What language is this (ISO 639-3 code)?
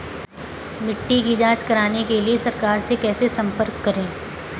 hin